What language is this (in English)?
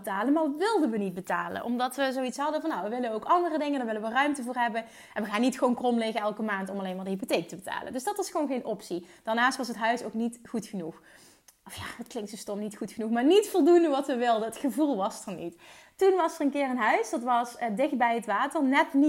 Dutch